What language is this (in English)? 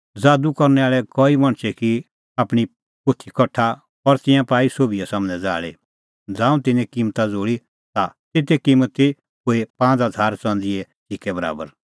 Kullu Pahari